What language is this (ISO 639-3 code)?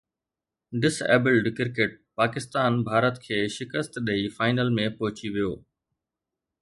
snd